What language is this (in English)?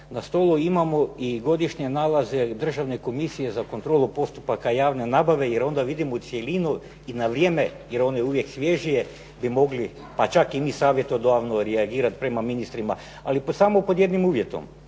Croatian